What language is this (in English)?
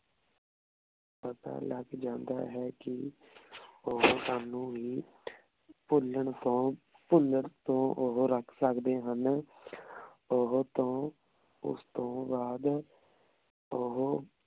Punjabi